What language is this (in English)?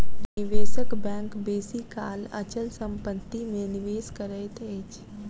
Maithili